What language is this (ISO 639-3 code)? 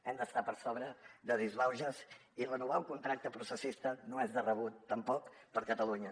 cat